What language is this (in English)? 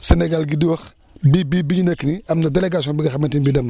Wolof